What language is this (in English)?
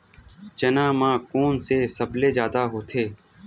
Chhattisgarhi